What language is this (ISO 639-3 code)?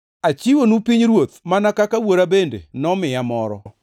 luo